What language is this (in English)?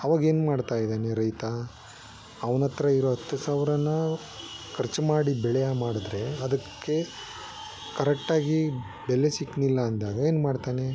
Kannada